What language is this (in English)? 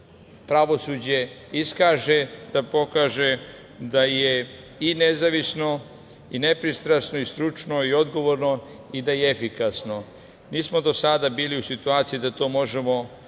Serbian